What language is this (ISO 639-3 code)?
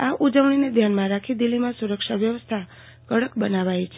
guj